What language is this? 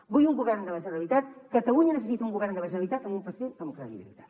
Catalan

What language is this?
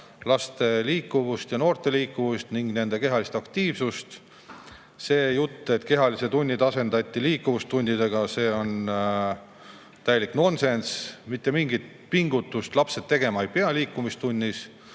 Estonian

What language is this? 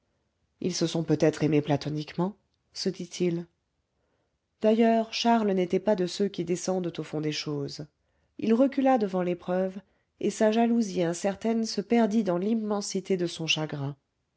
French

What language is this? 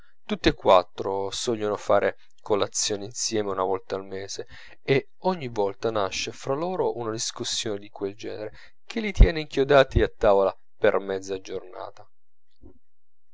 Italian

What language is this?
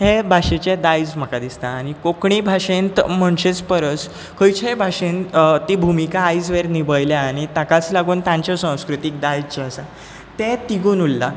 Konkani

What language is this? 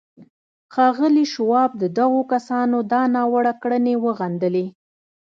Pashto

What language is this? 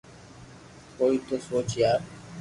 Loarki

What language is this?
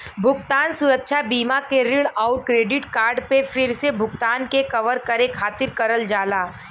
Bhojpuri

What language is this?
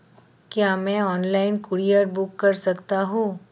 Hindi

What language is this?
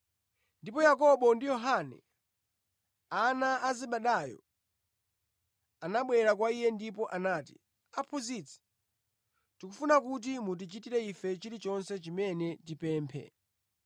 Nyanja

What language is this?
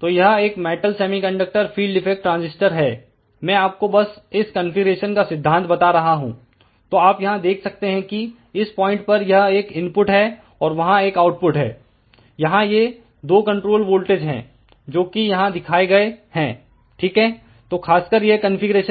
Hindi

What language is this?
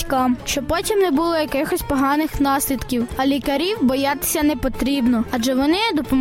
Ukrainian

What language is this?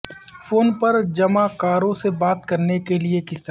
Urdu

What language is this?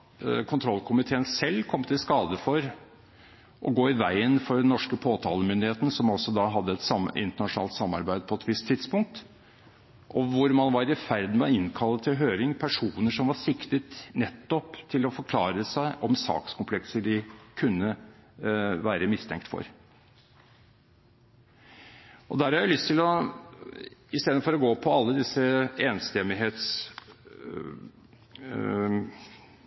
Norwegian Bokmål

